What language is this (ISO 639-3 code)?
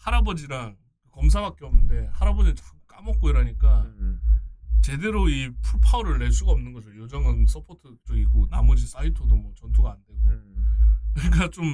kor